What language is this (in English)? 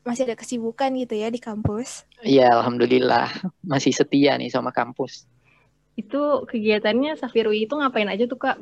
Indonesian